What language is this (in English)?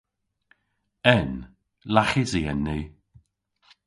Cornish